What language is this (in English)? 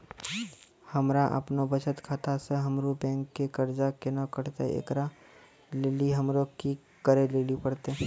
Maithili